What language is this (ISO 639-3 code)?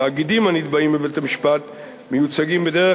heb